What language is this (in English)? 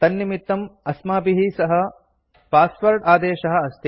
Sanskrit